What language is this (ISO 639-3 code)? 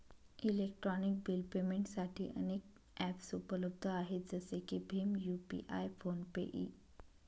mar